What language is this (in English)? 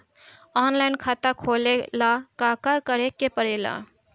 Bhojpuri